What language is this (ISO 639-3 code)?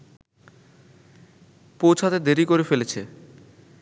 ben